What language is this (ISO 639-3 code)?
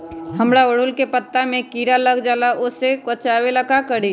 mag